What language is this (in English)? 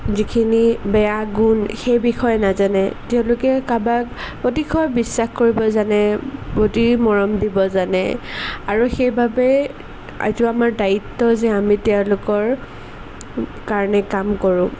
Assamese